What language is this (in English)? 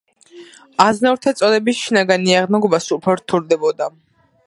Georgian